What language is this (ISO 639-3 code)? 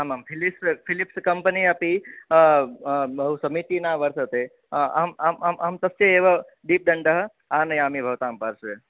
san